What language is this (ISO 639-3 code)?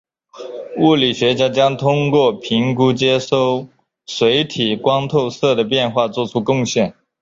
zho